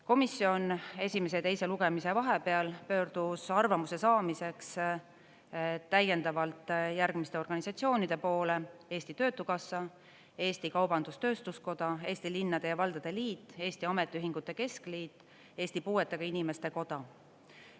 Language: Estonian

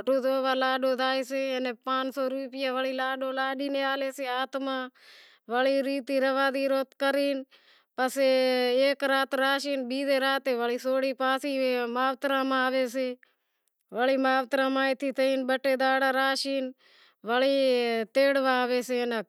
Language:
Wadiyara Koli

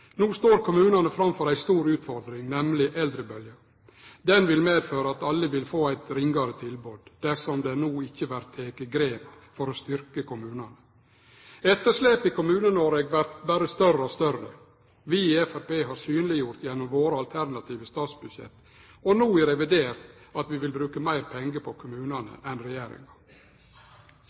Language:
Norwegian Nynorsk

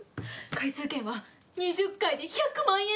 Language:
Japanese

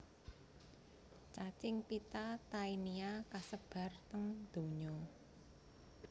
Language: Javanese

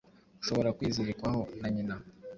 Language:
Kinyarwanda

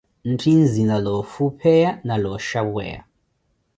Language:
Koti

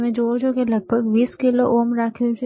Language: Gujarati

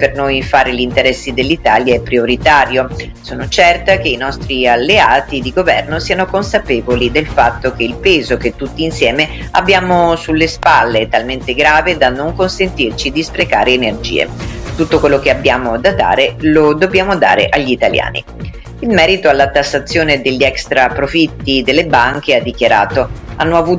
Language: Italian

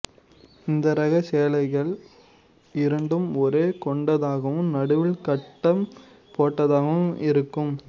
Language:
Tamil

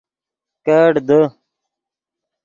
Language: Yidgha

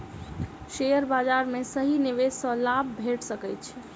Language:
Maithili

